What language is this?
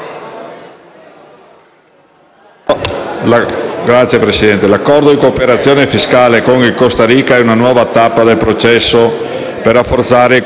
Italian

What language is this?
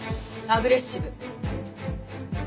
Japanese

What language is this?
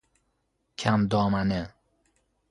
Persian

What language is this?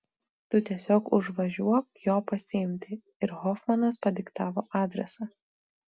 Lithuanian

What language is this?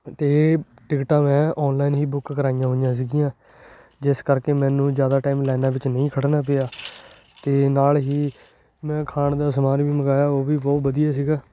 Punjabi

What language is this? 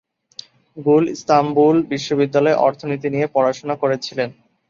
Bangla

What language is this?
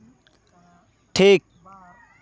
Santali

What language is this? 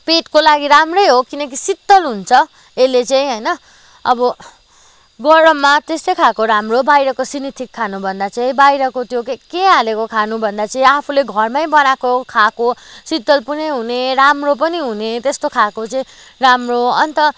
Nepali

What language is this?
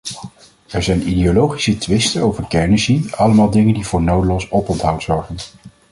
Dutch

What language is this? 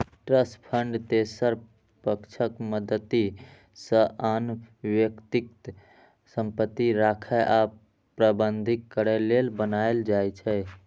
Maithili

